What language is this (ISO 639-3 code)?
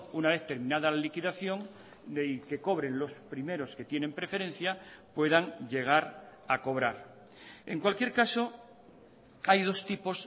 spa